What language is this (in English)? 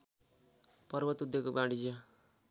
Nepali